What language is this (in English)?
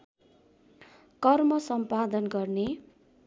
Nepali